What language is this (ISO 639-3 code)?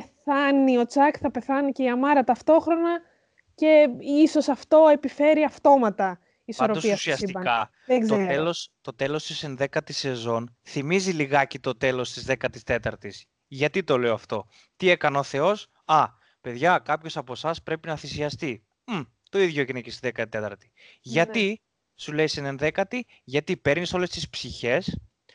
ell